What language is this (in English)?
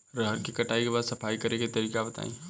Bhojpuri